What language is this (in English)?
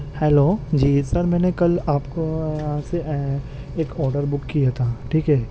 Urdu